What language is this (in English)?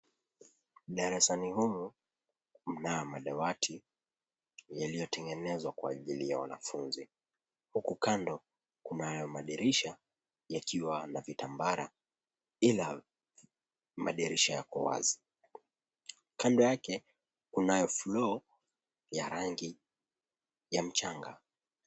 Swahili